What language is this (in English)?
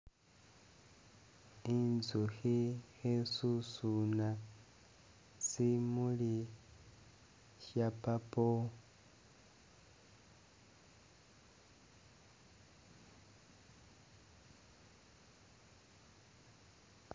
Masaaba